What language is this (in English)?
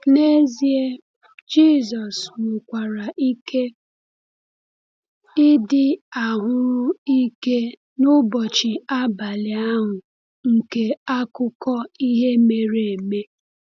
Igbo